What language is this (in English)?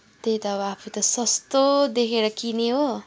Nepali